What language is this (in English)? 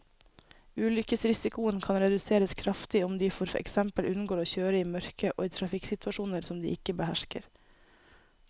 Norwegian